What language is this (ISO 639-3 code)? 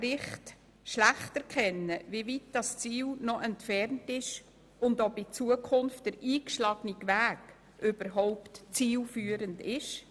gsw